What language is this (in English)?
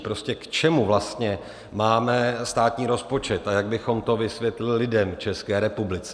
Czech